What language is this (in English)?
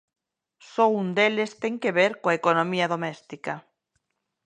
Galician